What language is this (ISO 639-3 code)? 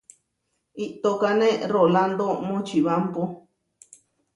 var